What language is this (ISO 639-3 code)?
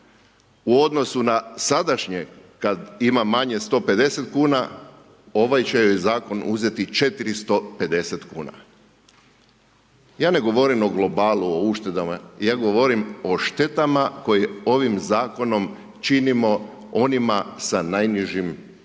hrv